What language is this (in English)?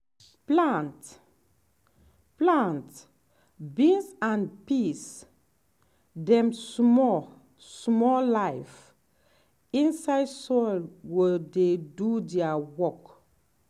Nigerian Pidgin